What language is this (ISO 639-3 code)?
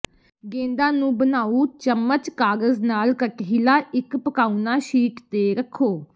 pan